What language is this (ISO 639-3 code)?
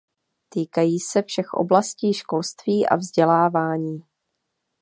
ces